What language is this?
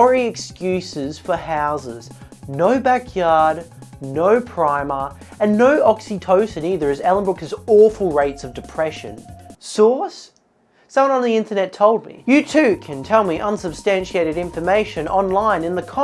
English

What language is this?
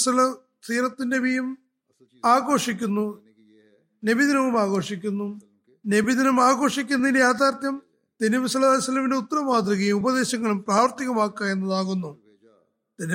Malayalam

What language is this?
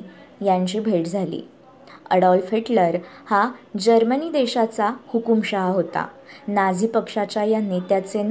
Marathi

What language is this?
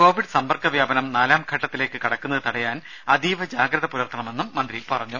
Malayalam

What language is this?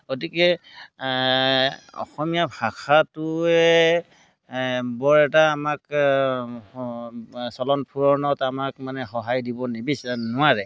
Assamese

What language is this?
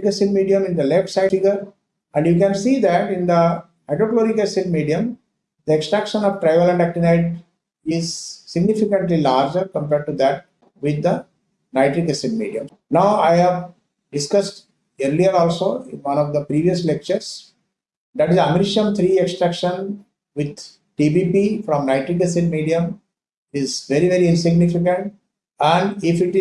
English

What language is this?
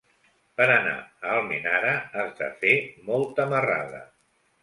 Catalan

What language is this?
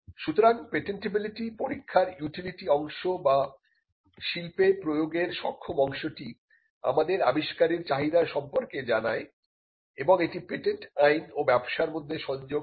Bangla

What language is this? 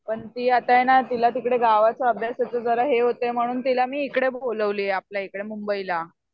Marathi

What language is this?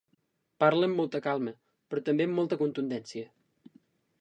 Catalan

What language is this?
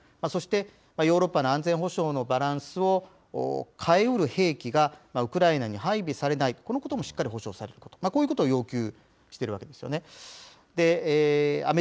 Japanese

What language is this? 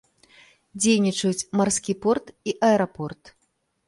Belarusian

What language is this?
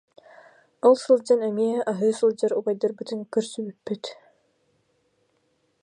Yakut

